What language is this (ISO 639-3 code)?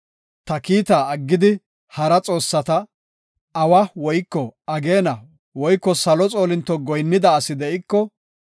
gof